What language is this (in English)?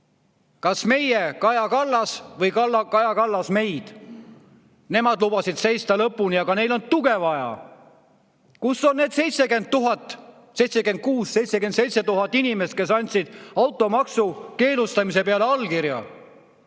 Estonian